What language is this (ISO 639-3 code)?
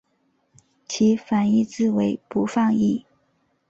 zho